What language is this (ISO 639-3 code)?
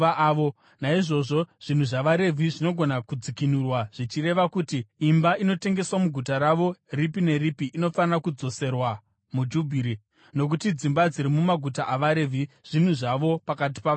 sna